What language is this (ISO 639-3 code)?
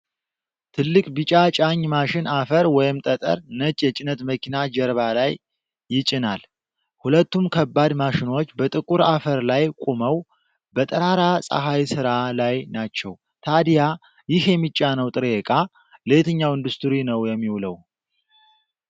amh